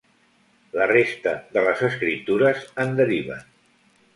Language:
Catalan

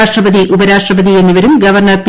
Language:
Malayalam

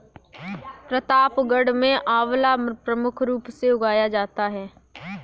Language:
Hindi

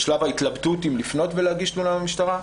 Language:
Hebrew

